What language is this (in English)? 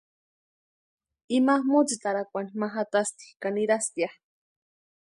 Western Highland Purepecha